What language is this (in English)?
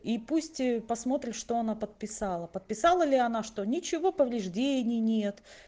Russian